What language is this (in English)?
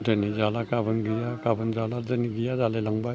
Bodo